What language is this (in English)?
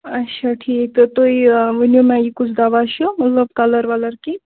Kashmiri